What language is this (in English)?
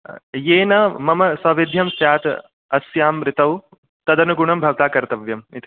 Sanskrit